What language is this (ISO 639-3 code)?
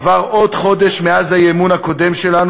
heb